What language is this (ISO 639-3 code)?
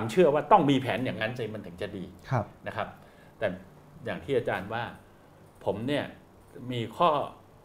tha